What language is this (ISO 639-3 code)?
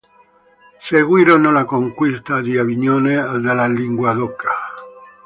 ita